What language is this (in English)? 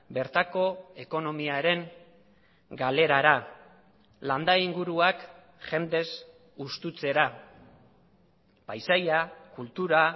Basque